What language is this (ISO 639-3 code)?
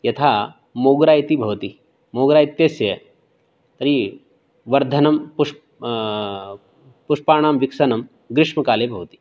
san